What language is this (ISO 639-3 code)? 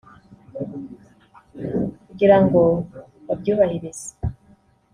kin